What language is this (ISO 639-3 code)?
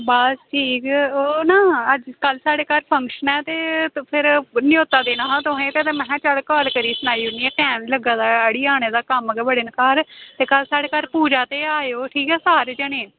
doi